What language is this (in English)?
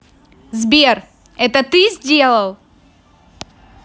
Russian